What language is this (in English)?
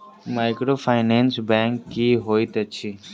Maithili